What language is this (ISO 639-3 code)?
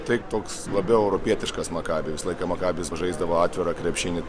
lit